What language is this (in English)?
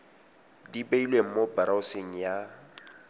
Tswana